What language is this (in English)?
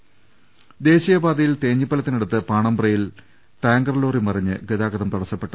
Malayalam